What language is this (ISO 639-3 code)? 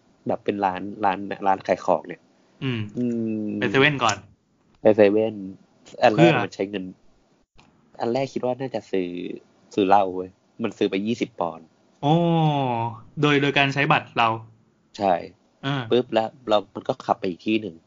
tha